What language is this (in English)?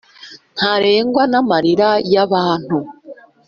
Kinyarwanda